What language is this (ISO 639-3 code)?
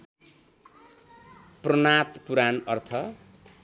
nep